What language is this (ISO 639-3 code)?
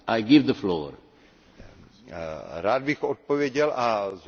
ces